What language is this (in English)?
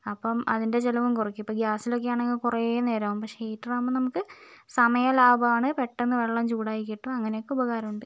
Malayalam